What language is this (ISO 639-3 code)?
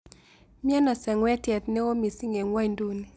kln